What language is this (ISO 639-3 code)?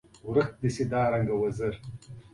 pus